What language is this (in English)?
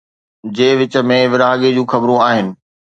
Sindhi